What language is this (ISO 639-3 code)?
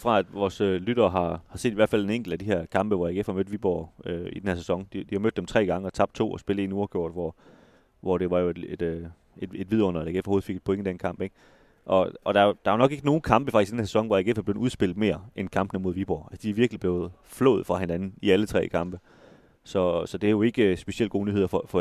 dan